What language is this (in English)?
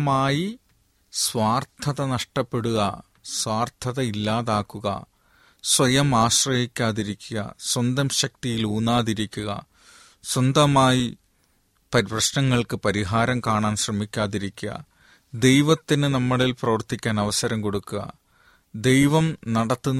Malayalam